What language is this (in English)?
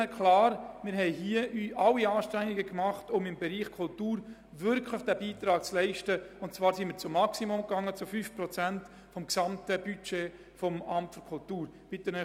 Swiss German